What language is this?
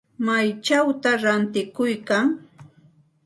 Santa Ana de Tusi Pasco Quechua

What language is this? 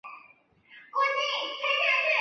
Chinese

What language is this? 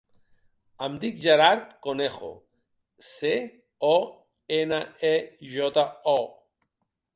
Catalan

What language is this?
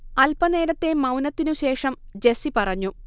Malayalam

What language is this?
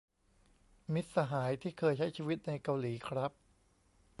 Thai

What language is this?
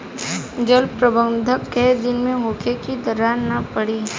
Bhojpuri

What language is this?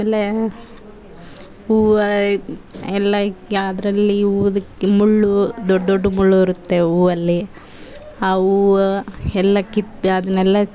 Kannada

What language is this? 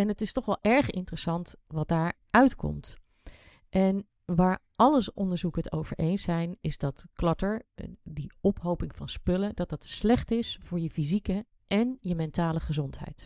Dutch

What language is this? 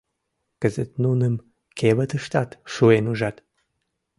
Mari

